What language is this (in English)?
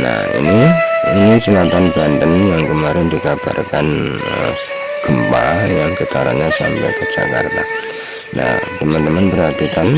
Indonesian